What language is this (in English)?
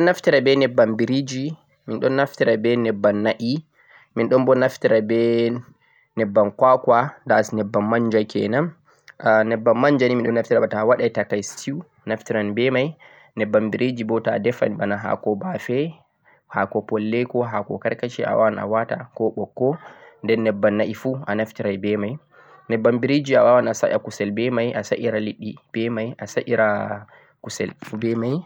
Central-Eastern Niger Fulfulde